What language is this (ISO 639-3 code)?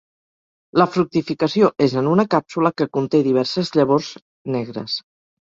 cat